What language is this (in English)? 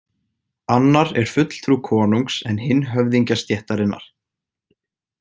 Icelandic